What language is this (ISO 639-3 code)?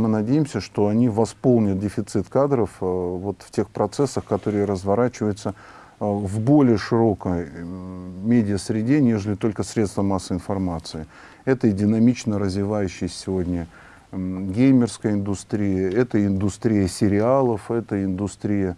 rus